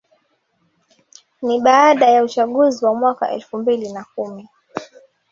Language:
Swahili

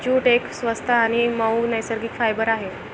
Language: Marathi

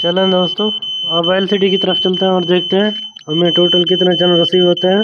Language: Hindi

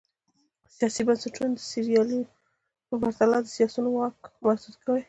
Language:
Pashto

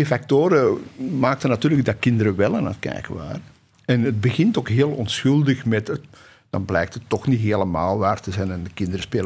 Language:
Dutch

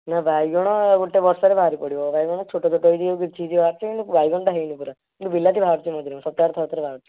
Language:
Odia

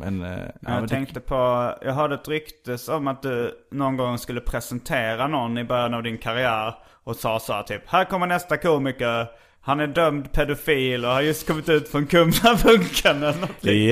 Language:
Swedish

